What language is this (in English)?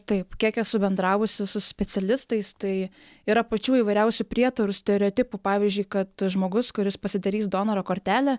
Lithuanian